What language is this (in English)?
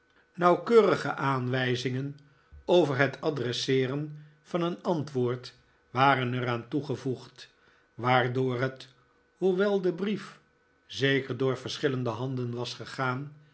Dutch